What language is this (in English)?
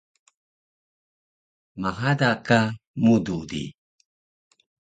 Taroko